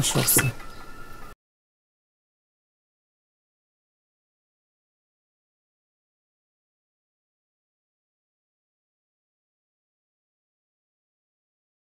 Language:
Turkish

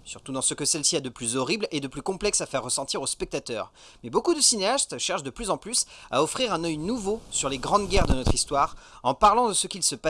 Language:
French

